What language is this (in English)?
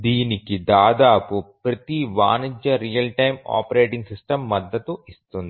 Telugu